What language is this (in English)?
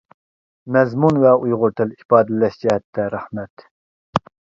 Uyghur